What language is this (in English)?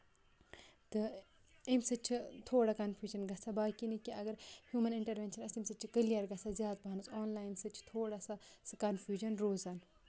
Kashmiri